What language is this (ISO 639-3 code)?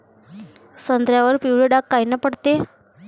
mar